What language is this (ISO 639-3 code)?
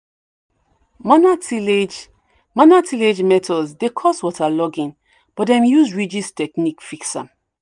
pcm